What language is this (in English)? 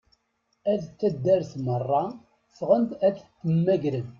Kabyle